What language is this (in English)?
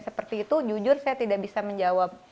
Indonesian